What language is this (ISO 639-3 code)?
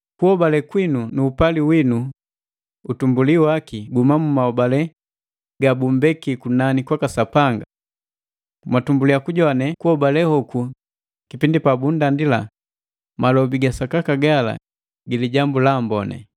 mgv